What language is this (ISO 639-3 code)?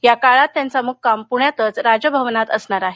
mar